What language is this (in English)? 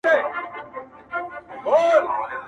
Pashto